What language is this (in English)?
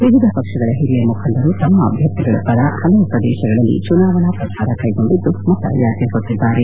Kannada